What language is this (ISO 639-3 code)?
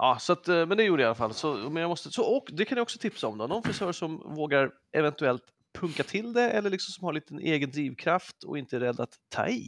swe